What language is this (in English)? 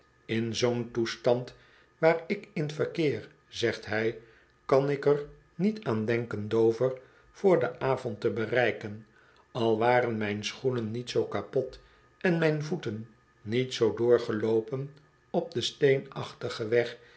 Dutch